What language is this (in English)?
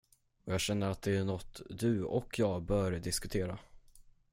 Swedish